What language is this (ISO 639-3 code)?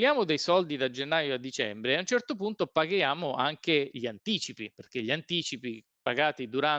ita